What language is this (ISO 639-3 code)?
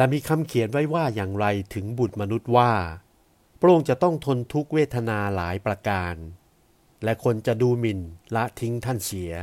tha